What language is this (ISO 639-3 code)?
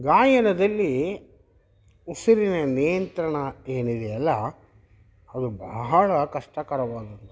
kan